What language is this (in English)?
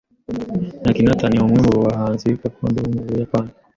Kinyarwanda